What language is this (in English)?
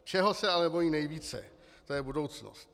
Czech